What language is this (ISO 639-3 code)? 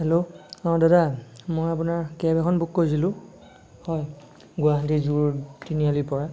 asm